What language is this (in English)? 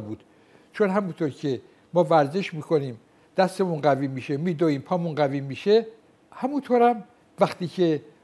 Persian